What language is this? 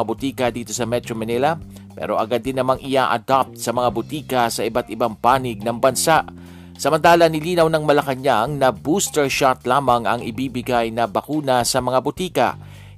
Filipino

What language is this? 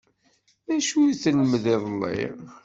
Kabyle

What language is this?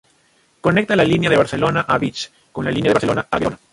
Spanish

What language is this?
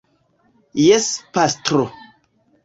Esperanto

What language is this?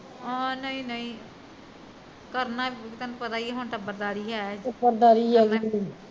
Punjabi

